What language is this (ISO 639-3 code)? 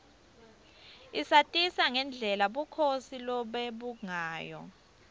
ssw